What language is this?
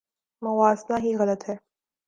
Urdu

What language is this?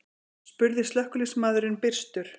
Icelandic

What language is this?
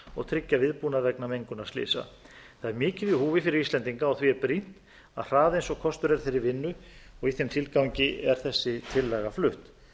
Icelandic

